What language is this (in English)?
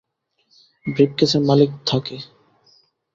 Bangla